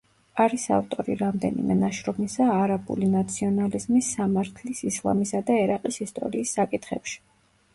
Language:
Georgian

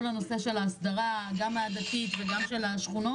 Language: Hebrew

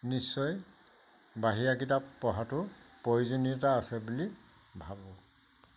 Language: Assamese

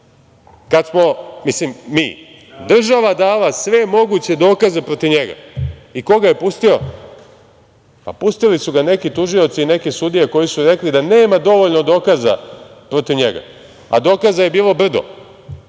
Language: Serbian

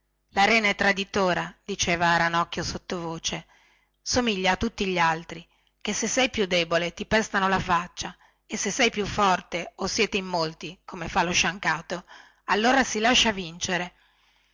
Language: Italian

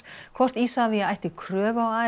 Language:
Icelandic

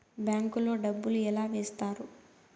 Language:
Telugu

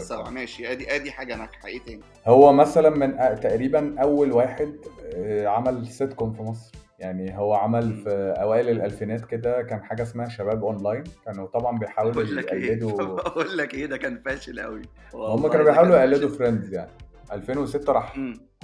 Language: Arabic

